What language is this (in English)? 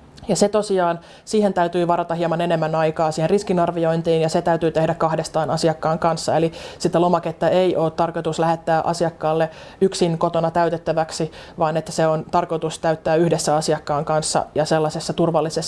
Finnish